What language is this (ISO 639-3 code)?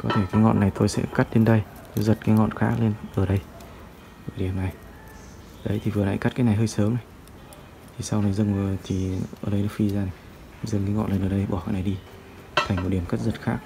vie